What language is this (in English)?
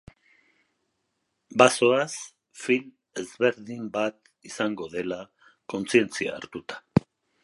Basque